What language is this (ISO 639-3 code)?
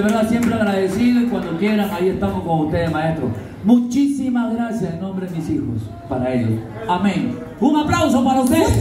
spa